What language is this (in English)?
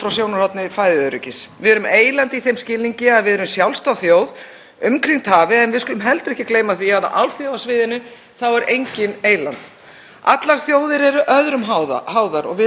Icelandic